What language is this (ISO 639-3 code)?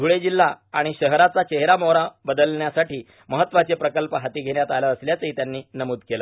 mar